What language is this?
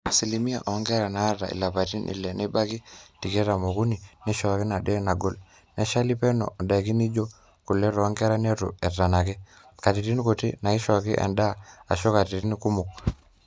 Masai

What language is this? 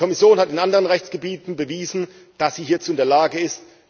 German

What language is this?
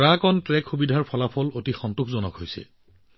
Assamese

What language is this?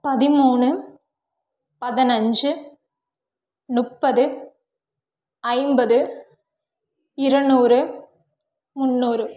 Tamil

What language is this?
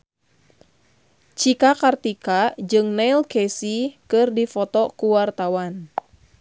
Sundanese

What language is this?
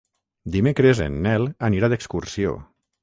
Catalan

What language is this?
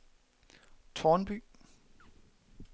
Danish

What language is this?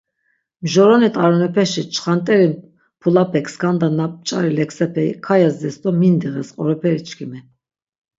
Laz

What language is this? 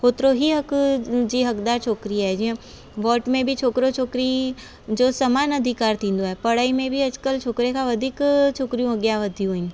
Sindhi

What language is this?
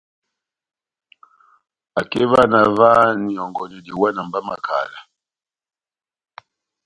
Batanga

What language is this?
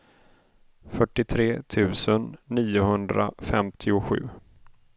Swedish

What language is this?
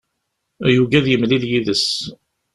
Kabyle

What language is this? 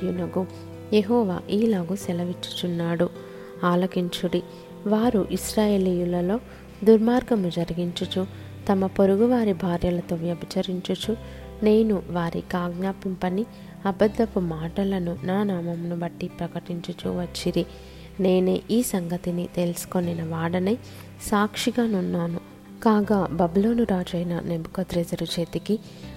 Telugu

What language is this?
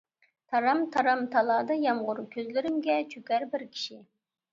Uyghur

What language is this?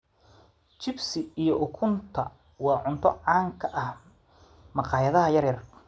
Somali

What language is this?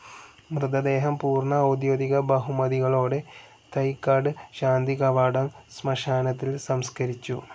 Malayalam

